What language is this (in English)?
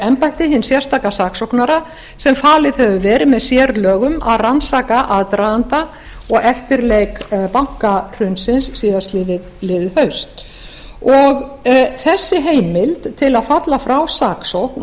Icelandic